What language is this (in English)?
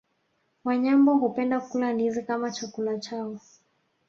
Swahili